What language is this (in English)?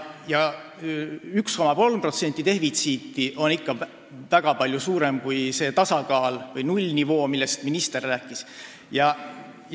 Estonian